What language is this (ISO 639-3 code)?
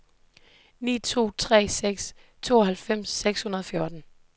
dan